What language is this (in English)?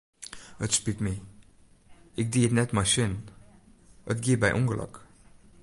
Western Frisian